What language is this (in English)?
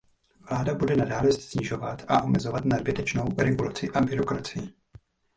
Czech